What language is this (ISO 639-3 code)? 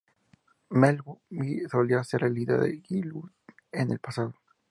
spa